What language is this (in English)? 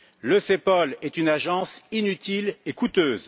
French